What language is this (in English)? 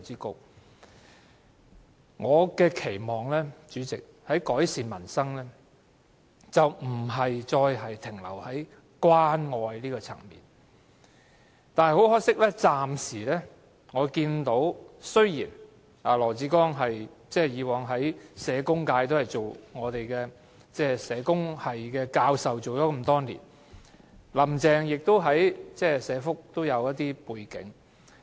Cantonese